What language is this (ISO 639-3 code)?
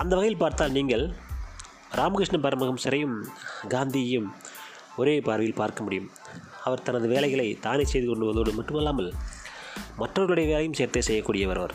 tam